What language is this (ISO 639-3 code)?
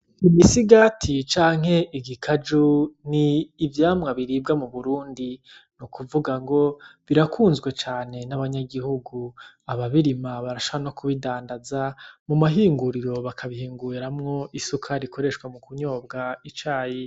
run